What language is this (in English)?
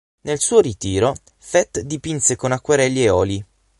Italian